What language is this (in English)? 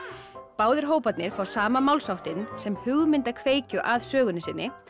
Icelandic